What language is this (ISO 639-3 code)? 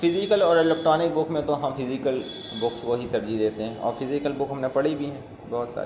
urd